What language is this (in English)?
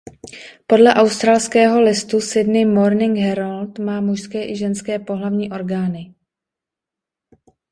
Czech